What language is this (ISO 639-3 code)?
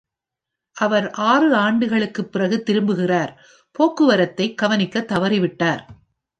tam